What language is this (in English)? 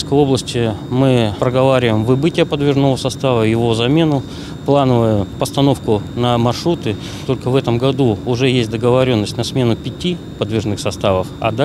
Russian